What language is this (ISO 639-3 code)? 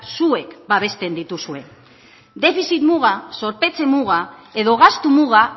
eus